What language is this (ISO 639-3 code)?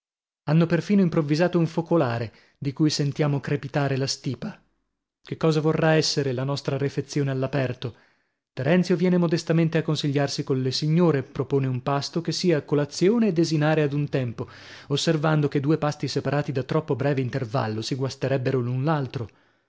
ita